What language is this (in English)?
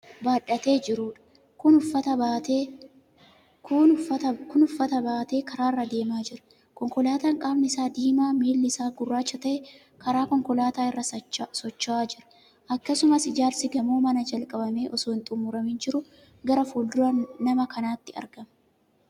Oromo